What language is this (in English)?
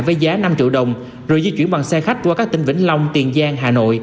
Vietnamese